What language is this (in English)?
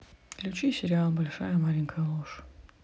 Russian